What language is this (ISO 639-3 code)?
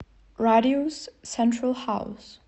rus